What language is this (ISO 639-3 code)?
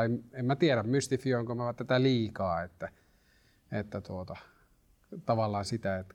fin